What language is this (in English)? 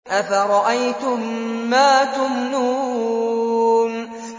Arabic